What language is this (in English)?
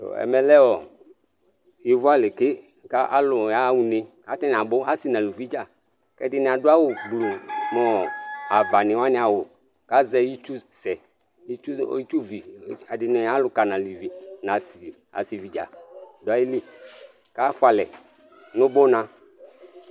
Ikposo